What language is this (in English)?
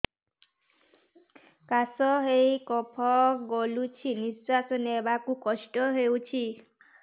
Odia